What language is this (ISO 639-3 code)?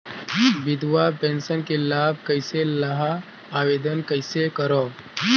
hne